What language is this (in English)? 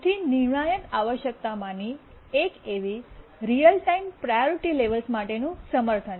Gujarati